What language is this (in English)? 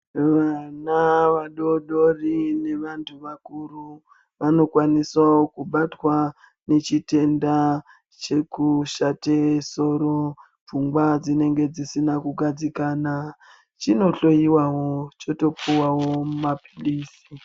Ndau